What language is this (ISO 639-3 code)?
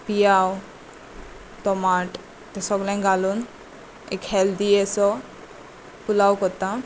kok